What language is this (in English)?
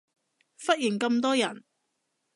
Cantonese